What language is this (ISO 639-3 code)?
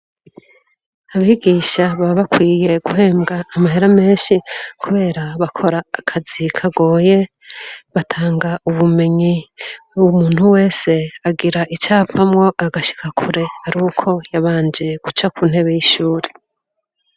run